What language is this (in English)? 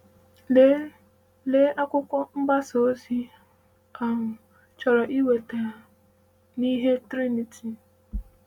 Igbo